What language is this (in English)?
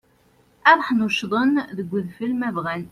Kabyle